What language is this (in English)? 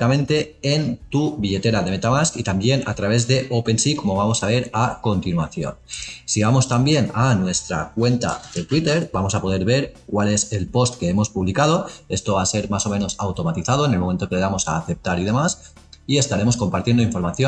Spanish